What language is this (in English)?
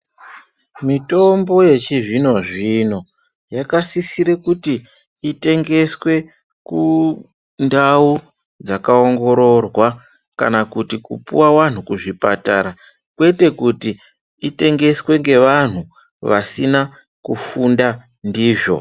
Ndau